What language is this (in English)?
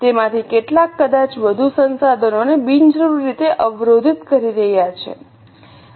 Gujarati